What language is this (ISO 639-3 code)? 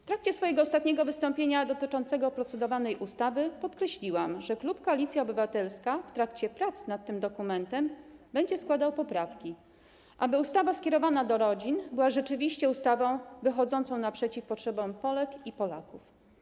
pol